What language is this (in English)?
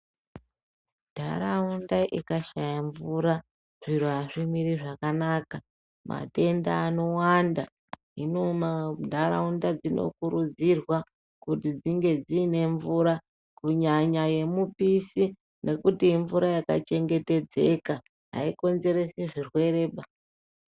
Ndau